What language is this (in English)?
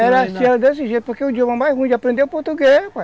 Portuguese